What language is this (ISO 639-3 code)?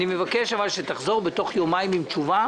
heb